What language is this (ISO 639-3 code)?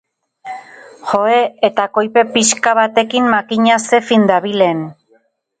eus